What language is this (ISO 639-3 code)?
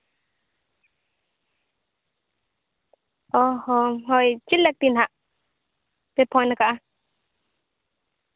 sat